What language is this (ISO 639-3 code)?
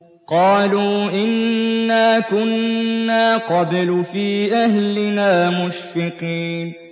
ara